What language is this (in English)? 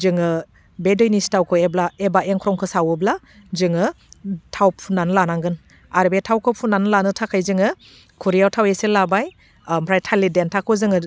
Bodo